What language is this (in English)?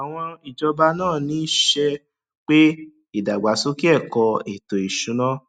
Yoruba